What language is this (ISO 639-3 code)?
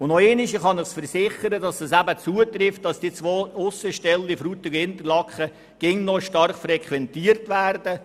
gsw